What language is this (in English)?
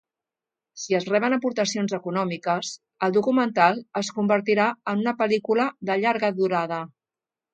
Catalan